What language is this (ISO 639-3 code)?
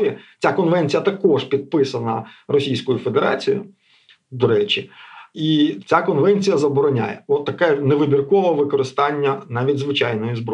ukr